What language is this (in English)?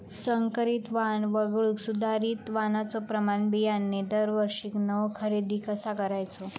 Marathi